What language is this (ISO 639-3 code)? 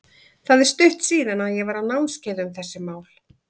isl